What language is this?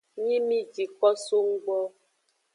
Aja (Benin)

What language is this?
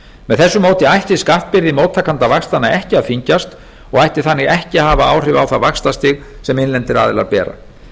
Icelandic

